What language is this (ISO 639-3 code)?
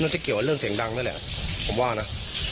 tha